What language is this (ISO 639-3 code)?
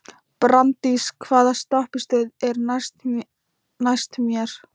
isl